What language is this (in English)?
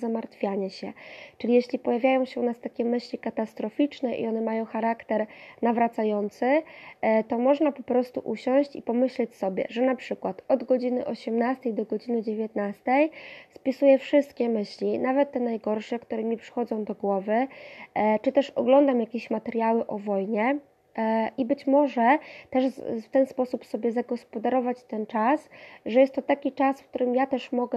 Polish